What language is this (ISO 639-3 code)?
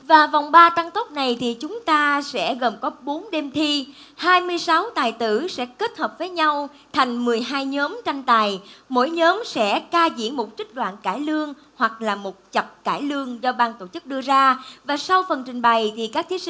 vie